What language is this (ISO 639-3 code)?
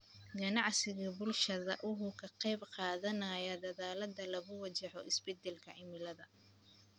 som